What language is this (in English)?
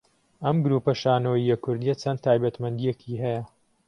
Central Kurdish